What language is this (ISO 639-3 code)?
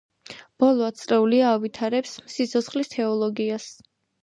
kat